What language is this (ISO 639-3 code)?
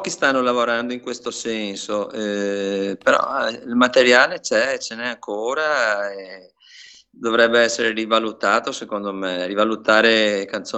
ita